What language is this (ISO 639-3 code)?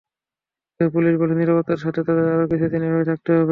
ben